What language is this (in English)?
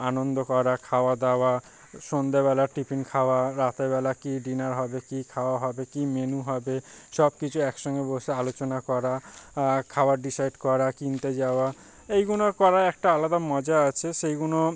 Bangla